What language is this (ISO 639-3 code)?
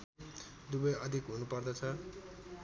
nep